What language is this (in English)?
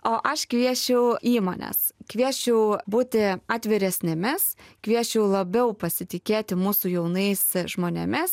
Lithuanian